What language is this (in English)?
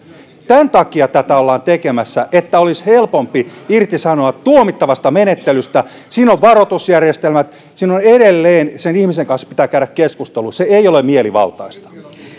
Finnish